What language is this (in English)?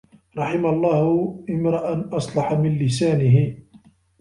Arabic